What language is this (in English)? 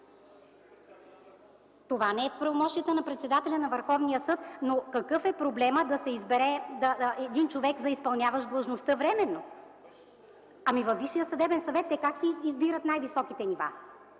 Bulgarian